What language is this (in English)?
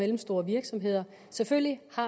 Danish